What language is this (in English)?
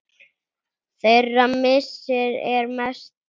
Icelandic